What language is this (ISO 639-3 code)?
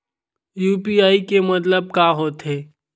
hne